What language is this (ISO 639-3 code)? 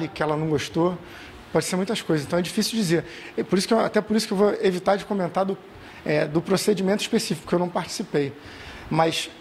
por